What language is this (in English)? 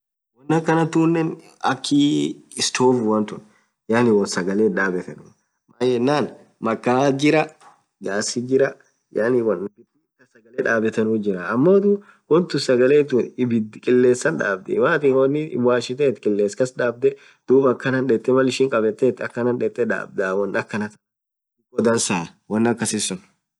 Orma